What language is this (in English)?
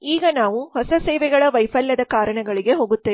Kannada